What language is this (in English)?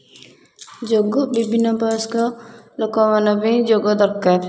Odia